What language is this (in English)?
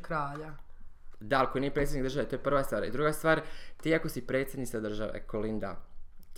Croatian